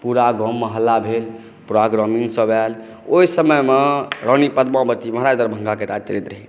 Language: Maithili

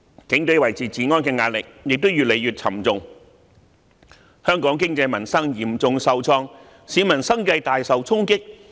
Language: Cantonese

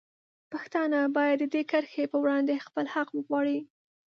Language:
Pashto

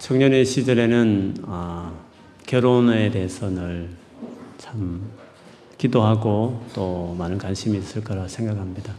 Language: Korean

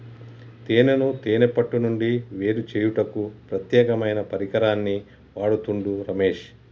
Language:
Telugu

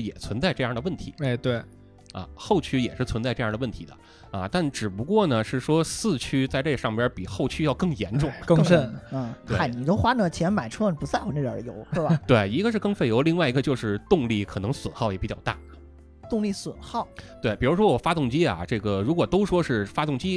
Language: Chinese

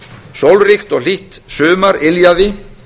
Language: Icelandic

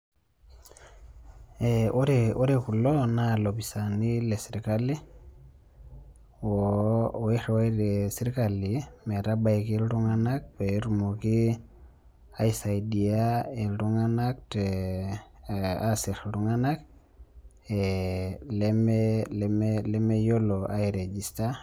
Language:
Masai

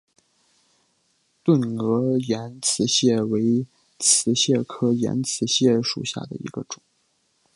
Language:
Chinese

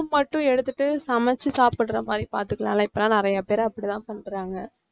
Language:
Tamil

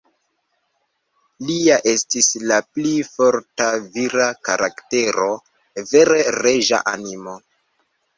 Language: Esperanto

